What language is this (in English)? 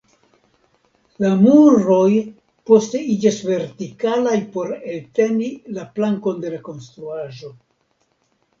Esperanto